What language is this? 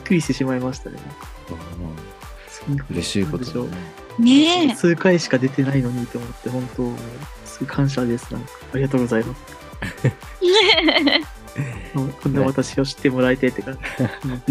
Japanese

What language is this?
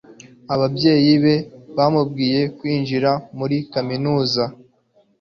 Kinyarwanda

